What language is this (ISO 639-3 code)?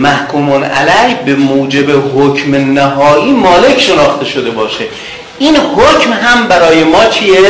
fas